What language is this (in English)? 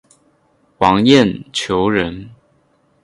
Chinese